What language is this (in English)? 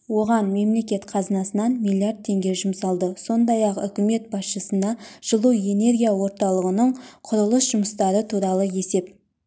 Kazakh